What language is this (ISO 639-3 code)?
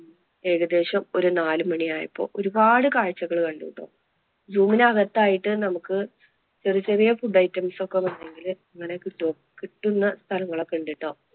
mal